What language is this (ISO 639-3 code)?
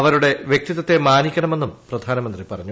mal